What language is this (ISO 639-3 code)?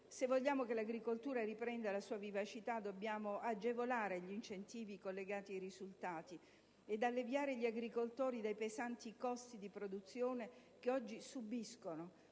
ita